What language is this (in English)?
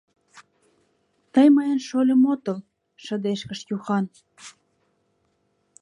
Mari